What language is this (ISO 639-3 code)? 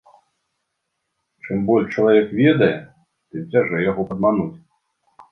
bel